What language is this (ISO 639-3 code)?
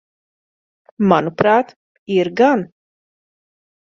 lav